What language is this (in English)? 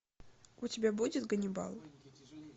Russian